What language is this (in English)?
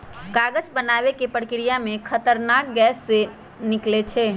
Magahi